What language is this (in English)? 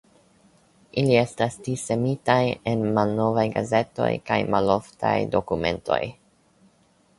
Esperanto